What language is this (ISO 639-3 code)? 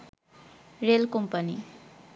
ben